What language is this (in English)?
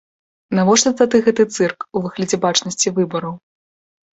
Belarusian